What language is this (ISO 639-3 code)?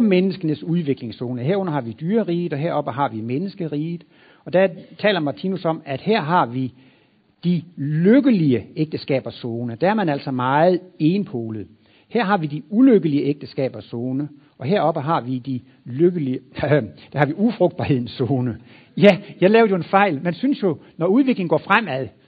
dan